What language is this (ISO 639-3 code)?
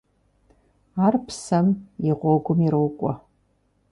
kbd